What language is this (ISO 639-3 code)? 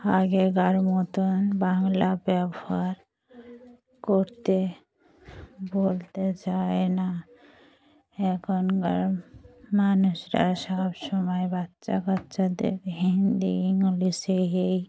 ben